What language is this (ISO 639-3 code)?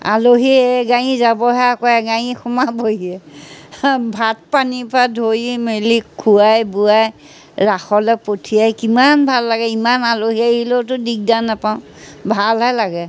asm